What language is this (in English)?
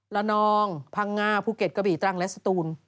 Thai